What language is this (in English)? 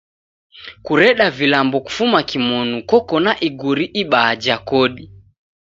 Taita